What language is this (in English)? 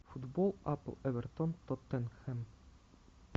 Russian